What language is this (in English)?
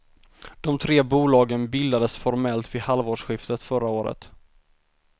Swedish